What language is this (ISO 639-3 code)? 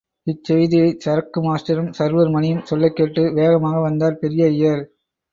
tam